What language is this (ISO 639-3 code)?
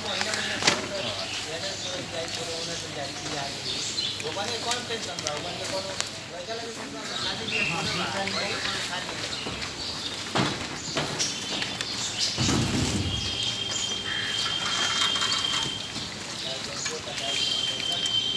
ben